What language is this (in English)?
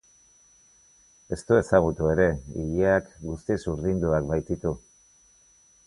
Basque